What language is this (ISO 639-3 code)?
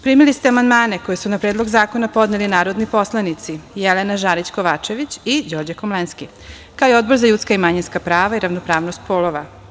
srp